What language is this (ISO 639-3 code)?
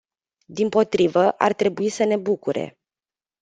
ron